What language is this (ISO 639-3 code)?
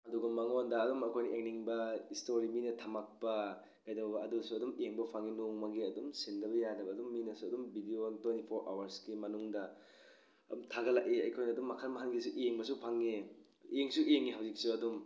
mni